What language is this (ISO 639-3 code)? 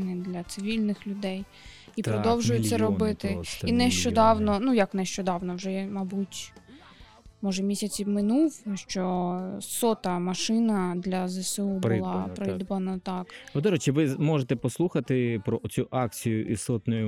ukr